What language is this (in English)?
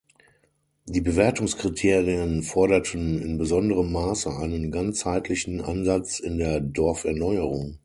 German